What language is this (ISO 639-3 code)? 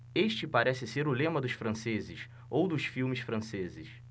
por